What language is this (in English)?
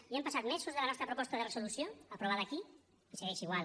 Catalan